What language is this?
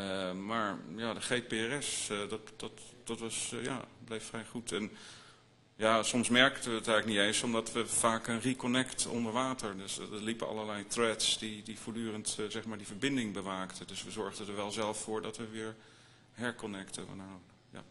Dutch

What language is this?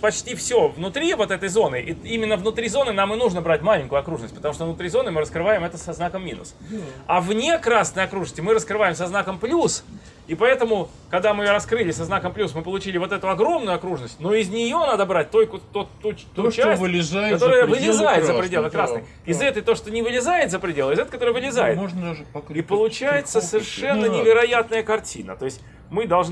Russian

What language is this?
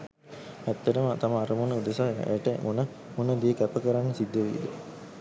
Sinhala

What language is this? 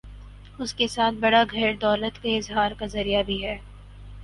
Urdu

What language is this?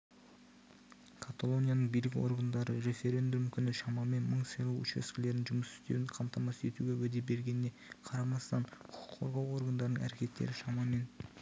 Kazakh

